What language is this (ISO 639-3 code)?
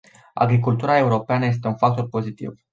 ron